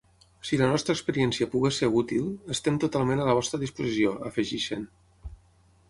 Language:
Catalan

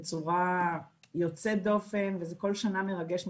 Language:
Hebrew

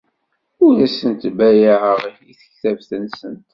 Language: Kabyle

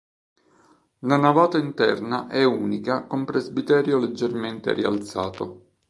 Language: Italian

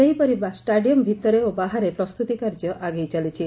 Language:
Odia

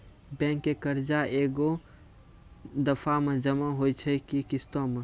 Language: Maithili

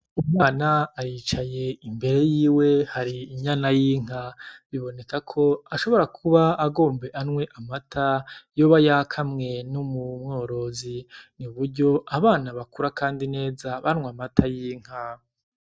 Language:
Rundi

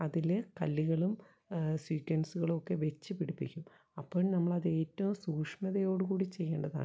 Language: Malayalam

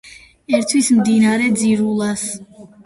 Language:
Georgian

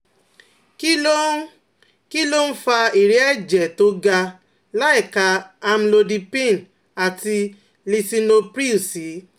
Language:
Yoruba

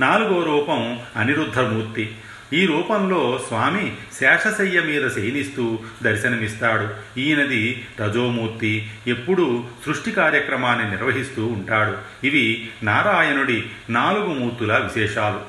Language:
Telugu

